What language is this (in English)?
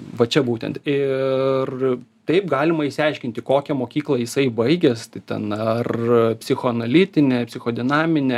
Lithuanian